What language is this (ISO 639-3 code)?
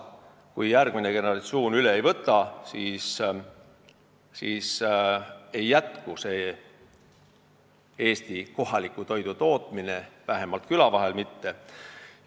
est